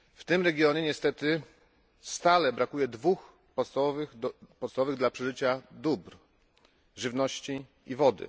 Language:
Polish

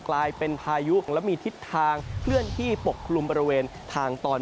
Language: Thai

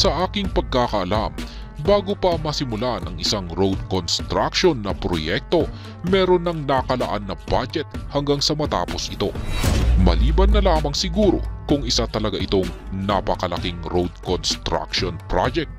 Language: Filipino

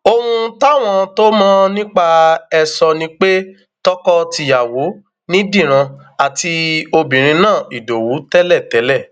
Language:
Yoruba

